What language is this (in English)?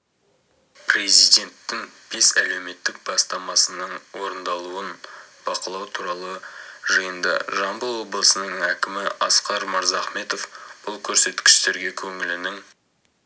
Kazakh